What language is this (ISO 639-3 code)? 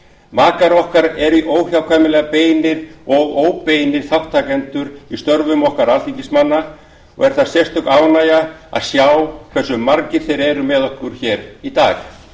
isl